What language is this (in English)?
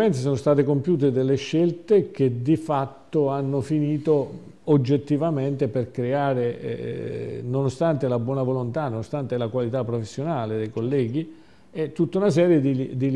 Italian